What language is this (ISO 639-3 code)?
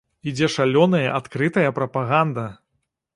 bel